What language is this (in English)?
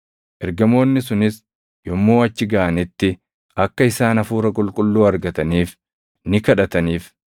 Oromo